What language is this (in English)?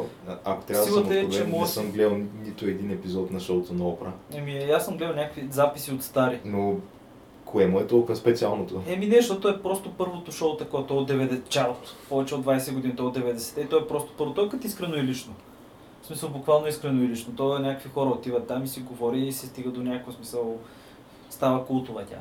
Bulgarian